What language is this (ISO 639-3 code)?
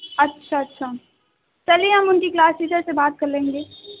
urd